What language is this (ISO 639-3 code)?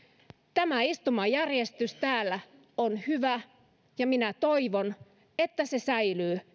fin